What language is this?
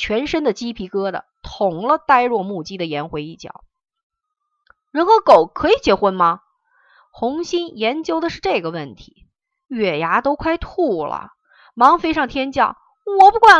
Chinese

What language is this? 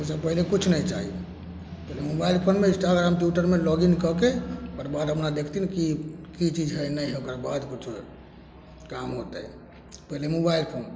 Maithili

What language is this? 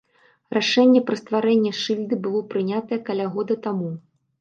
Belarusian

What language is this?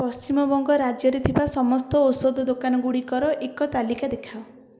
Odia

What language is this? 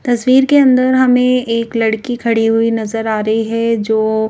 Hindi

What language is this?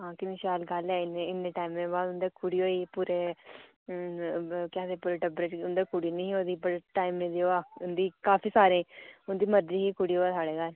Dogri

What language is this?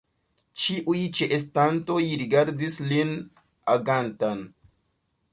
Esperanto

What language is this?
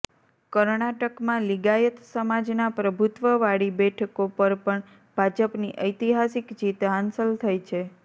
Gujarati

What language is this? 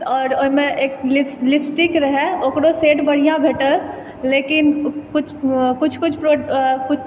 Maithili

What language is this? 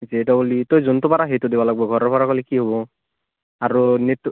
Assamese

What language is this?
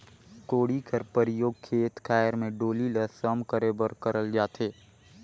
Chhattisgarhi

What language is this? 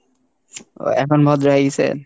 Bangla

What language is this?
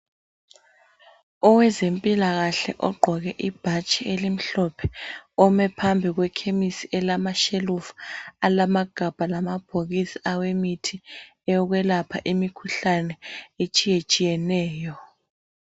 North Ndebele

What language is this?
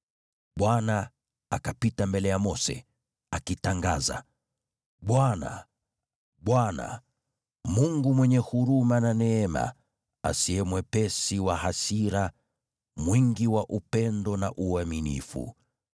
Swahili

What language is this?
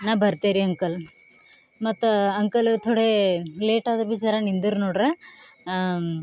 Kannada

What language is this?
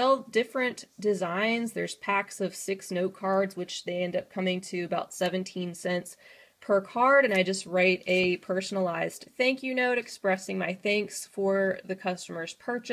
English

